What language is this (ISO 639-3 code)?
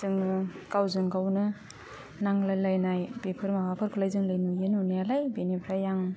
brx